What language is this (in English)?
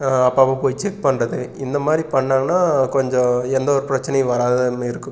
Tamil